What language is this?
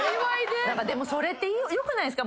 Japanese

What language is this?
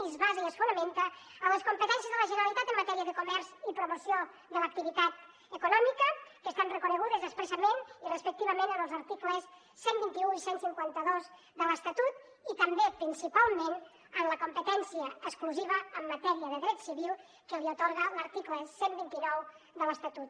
Catalan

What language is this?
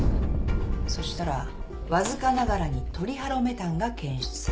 Japanese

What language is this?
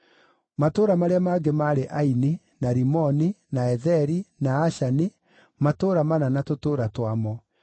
Kikuyu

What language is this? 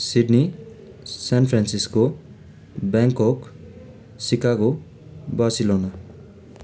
Nepali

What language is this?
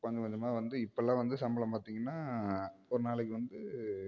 Tamil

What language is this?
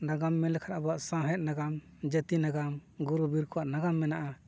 Santali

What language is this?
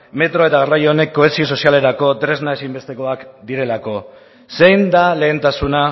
Basque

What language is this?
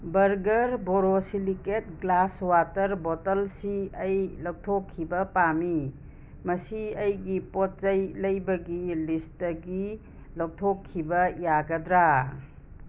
Manipuri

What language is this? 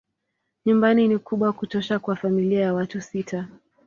Swahili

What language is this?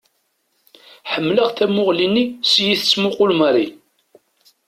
Kabyle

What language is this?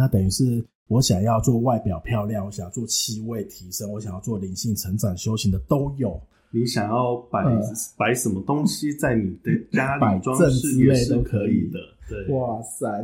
Chinese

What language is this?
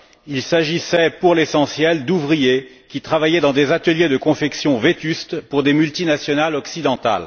French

